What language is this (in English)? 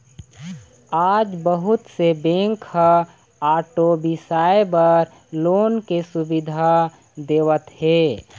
Chhattisgarhi